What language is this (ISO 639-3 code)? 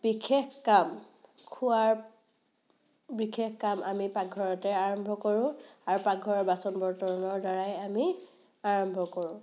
asm